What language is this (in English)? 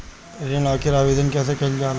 Bhojpuri